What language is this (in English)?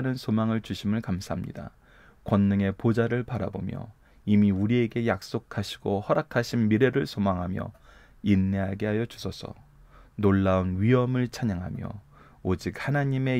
Korean